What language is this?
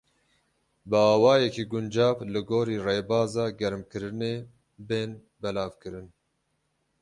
Kurdish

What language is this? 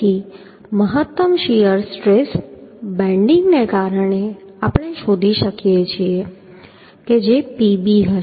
Gujarati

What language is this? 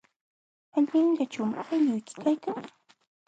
Jauja Wanca Quechua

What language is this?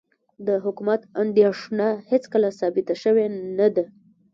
Pashto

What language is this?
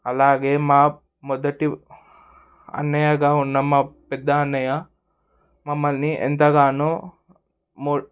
Telugu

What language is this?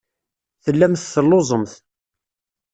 Kabyle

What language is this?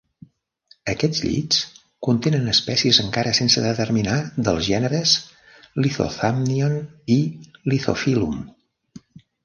Catalan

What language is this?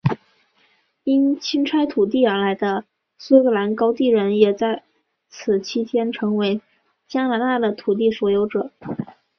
Chinese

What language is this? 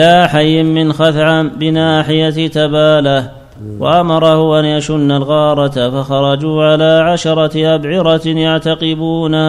Arabic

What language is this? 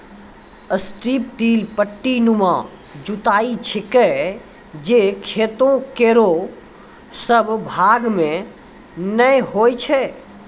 Maithili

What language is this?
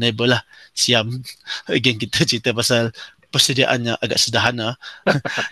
Malay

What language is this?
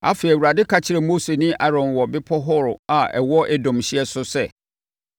Akan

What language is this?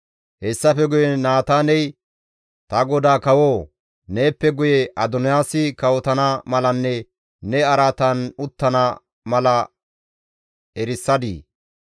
Gamo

